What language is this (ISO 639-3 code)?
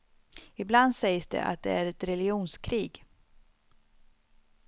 swe